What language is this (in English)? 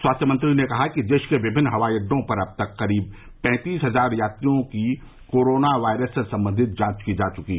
Hindi